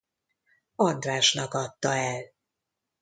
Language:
Hungarian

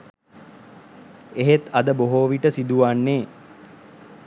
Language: Sinhala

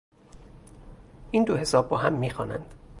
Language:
Persian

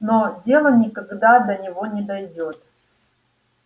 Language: Russian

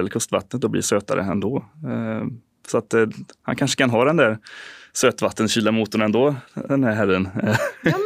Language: Swedish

